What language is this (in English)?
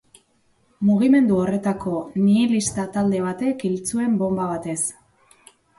Basque